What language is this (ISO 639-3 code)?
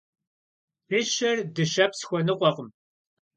kbd